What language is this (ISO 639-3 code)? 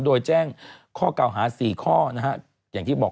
tha